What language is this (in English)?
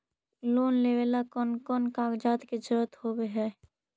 Magahi